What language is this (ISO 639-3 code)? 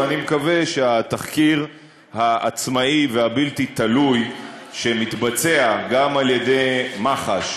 heb